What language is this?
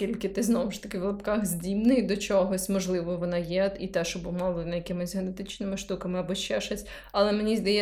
Ukrainian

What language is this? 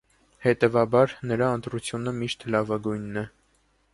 Armenian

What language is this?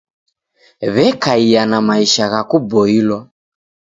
Taita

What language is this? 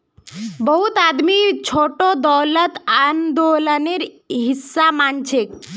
Magahi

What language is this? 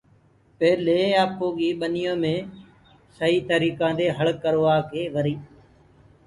Gurgula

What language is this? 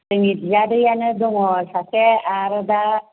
Bodo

